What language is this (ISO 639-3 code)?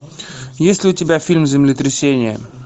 rus